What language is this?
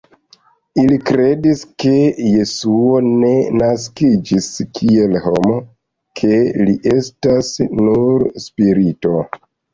Esperanto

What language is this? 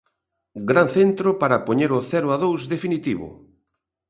Galician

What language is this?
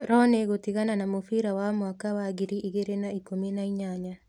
Kikuyu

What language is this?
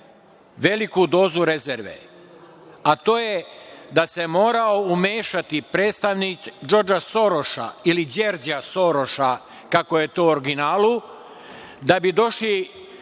Serbian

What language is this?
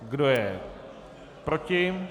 Czech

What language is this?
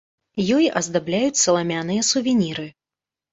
Belarusian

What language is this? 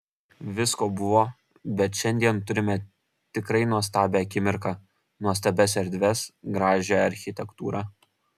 Lithuanian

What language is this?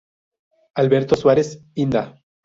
Spanish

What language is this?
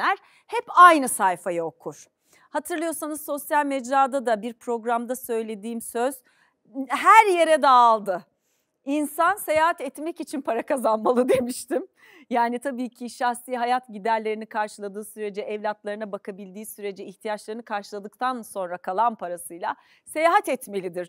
Turkish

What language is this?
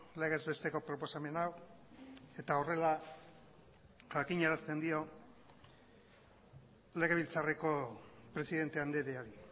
Basque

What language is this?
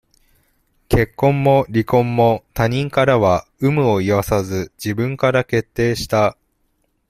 Japanese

